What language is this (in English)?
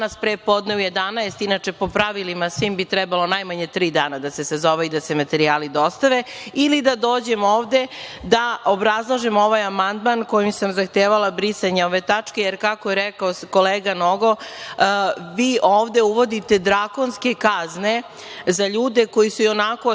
Serbian